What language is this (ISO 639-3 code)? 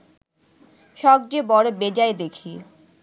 ben